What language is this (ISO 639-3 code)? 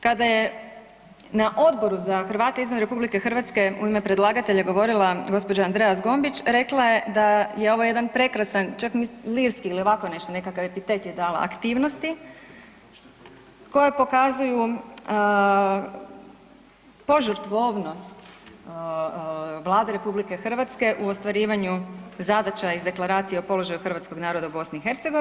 hrv